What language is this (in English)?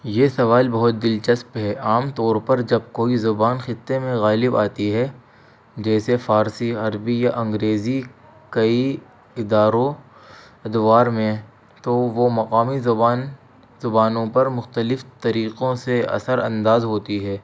Urdu